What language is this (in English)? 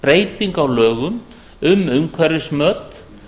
Icelandic